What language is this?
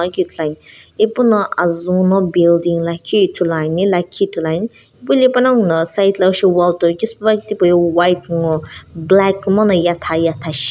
Sumi Naga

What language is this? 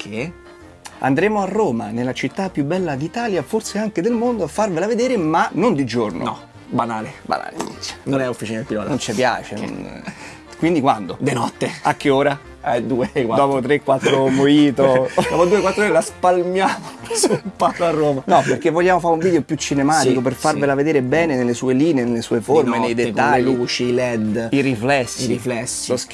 Italian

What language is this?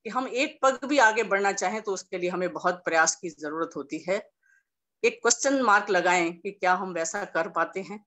Hindi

